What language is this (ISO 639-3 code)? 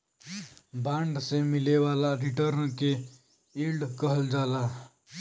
bho